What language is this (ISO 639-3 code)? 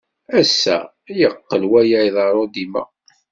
kab